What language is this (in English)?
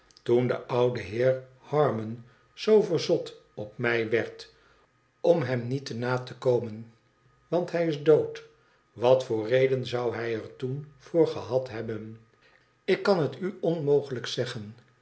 Dutch